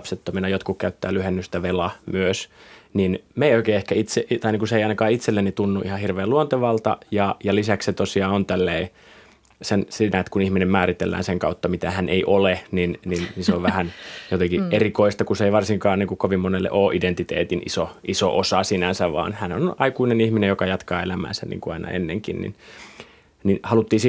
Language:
Finnish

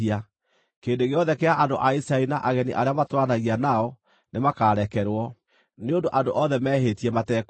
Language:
Kikuyu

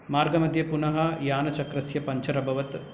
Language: Sanskrit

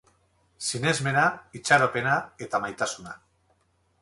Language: Basque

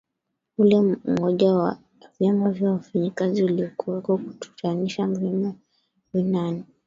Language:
Swahili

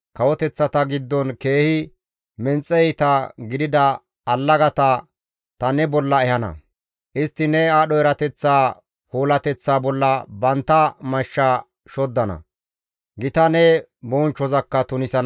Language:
Gamo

